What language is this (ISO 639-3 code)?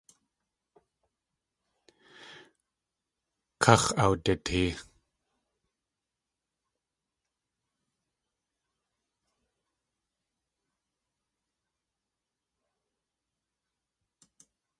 tli